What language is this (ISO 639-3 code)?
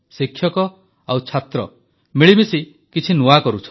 ori